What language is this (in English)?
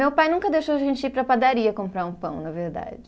Portuguese